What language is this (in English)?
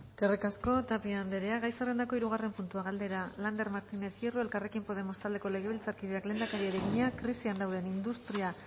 Basque